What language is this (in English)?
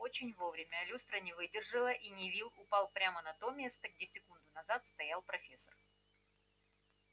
Russian